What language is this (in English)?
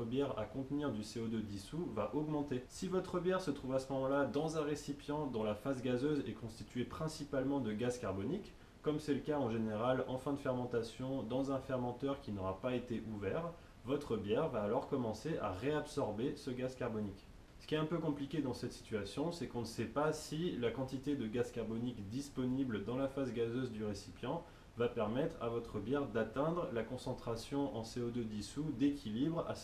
French